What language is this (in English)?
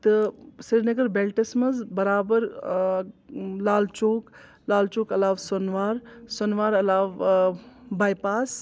Kashmiri